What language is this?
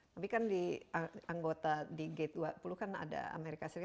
Indonesian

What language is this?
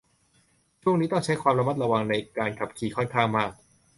Thai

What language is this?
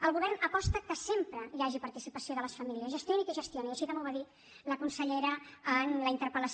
Catalan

